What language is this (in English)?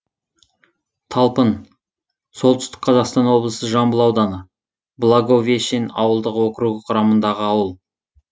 Kazakh